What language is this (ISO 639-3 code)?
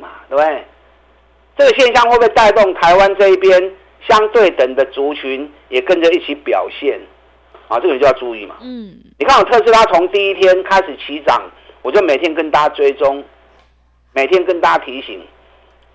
zho